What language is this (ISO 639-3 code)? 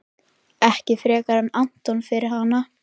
isl